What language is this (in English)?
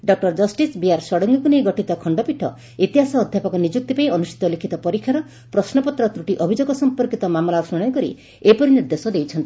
Odia